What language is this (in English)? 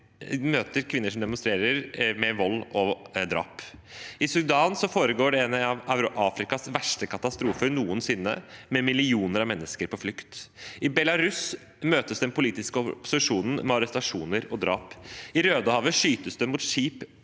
Norwegian